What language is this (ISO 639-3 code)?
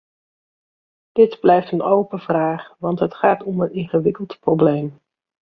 nld